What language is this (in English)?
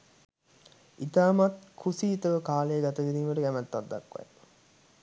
Sinhala